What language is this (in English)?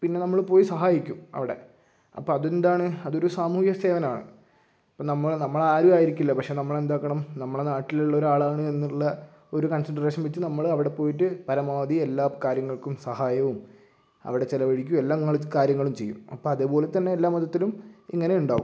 Malayalam